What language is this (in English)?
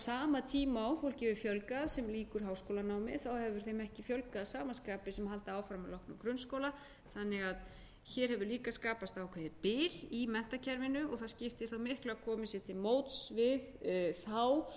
Icelandic